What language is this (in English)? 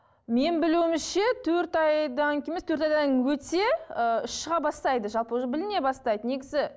Kazakh